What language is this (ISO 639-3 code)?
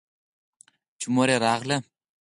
pus